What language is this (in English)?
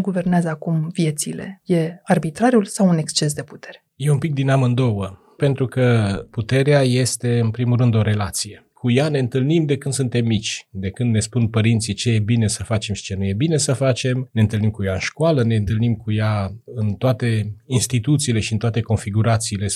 Romanian